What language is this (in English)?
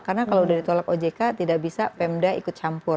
Indonesian